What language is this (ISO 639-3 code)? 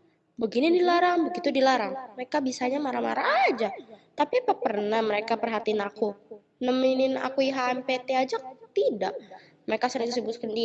ind